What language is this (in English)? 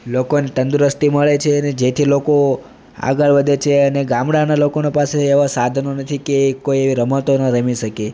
Gujarati